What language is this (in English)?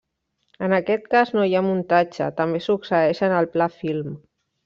Catalan